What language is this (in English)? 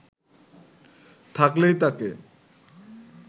Bangla